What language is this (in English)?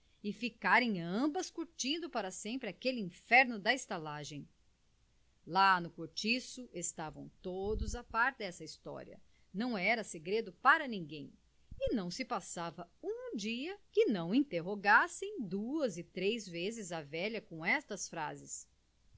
Portuguese